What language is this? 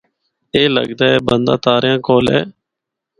Northern Hindko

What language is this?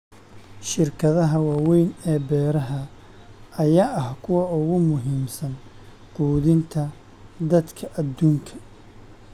Somali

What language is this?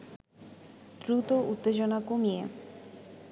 Bangla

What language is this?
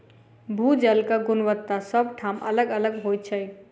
Maithili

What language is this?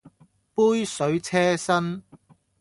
Cantonese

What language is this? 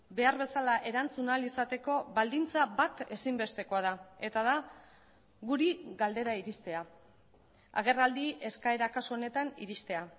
Basque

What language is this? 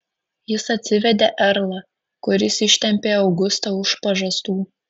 Lithuanian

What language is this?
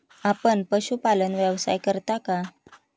Marathi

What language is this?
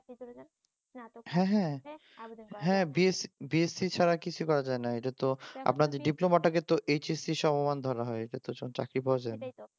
Bangla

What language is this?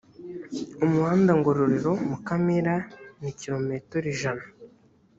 Kinyarwanda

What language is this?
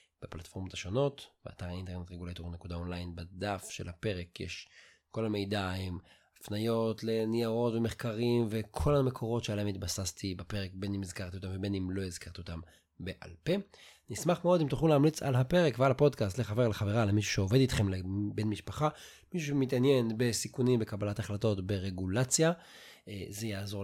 Hebrew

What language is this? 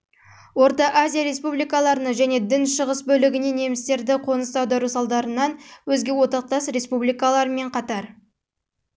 Kazakh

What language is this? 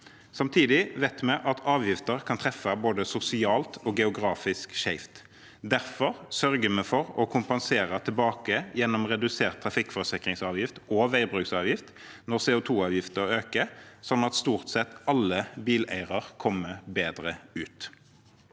Norwegian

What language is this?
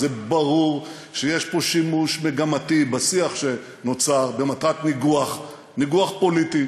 Hebrew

